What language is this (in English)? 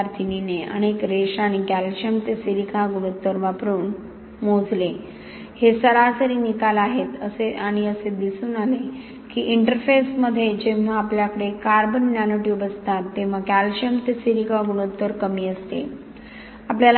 Marathi